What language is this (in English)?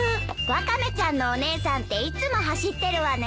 Japanese